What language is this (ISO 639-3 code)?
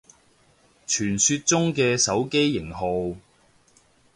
yue